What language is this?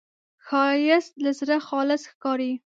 Pashto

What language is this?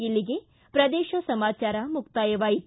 Kannada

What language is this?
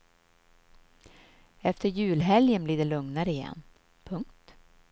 Swedish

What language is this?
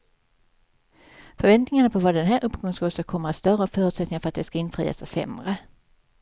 Swedish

